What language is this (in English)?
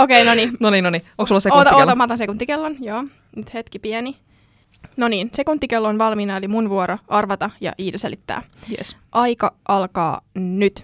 Finnish